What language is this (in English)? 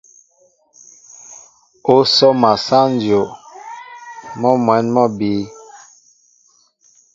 Mbo (Cameroon)